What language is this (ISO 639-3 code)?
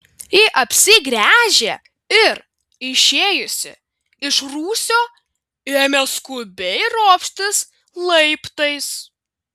lit